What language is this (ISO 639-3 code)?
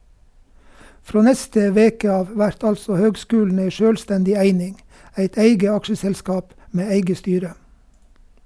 nor